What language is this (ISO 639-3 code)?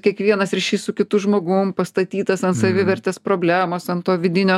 lit